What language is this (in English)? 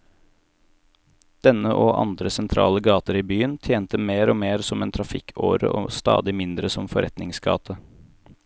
Norwegian